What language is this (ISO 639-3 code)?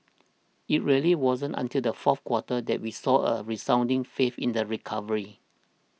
eng